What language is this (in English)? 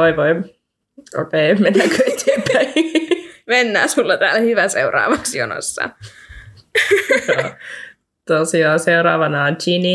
Finnish